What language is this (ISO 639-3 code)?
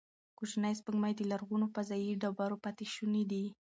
pus